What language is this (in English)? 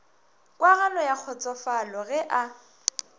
Northern Sotho